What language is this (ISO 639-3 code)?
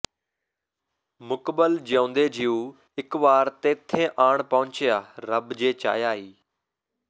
pan